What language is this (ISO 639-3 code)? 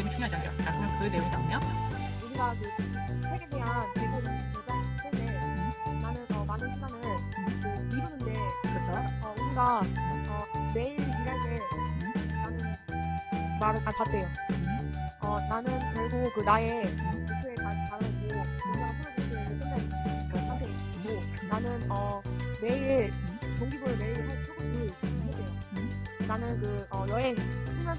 kor